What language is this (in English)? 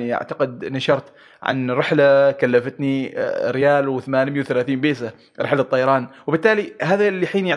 Arabic